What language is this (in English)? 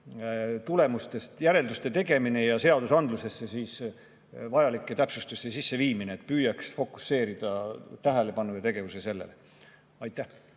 Estonian